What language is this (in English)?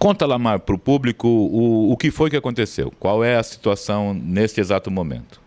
Portuguese